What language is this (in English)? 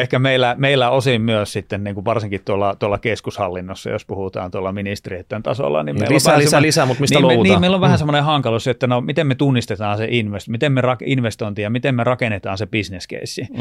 Finnish